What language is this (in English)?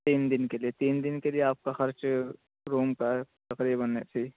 Urdu